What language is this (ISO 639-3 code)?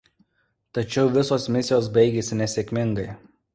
lit